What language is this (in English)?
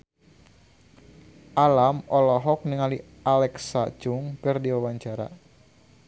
Sundanese